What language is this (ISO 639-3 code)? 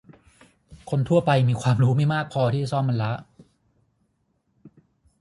tha